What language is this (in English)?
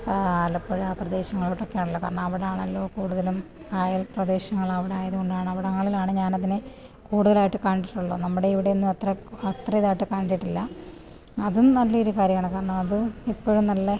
Malayalam